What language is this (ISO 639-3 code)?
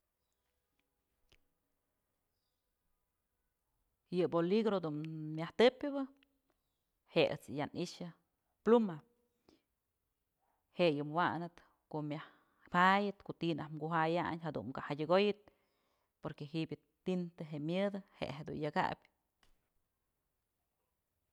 mzl